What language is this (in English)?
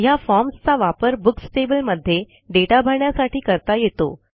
Marathi